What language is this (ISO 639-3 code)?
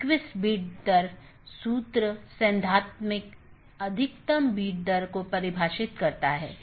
hin